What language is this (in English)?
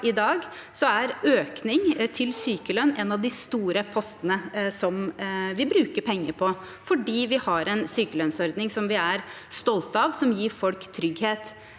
Norwegian